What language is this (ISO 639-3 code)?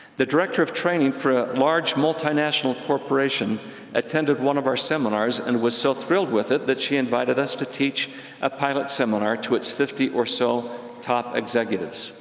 eng